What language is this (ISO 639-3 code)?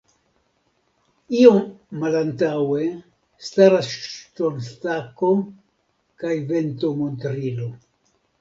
epo